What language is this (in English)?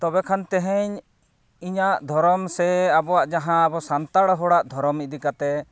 Santali